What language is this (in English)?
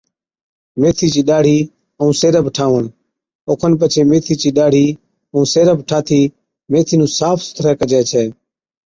Od